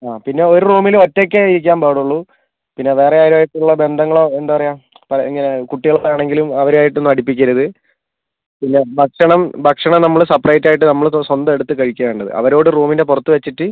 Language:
Malayalam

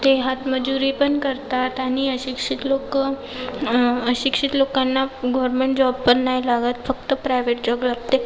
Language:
Marathi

